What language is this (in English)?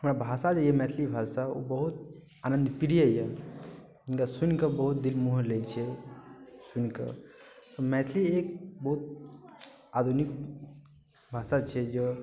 Maithili